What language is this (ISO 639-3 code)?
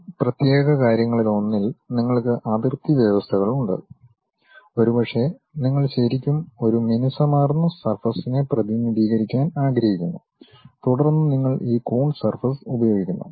mal